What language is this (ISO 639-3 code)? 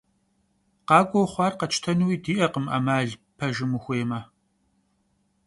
kbd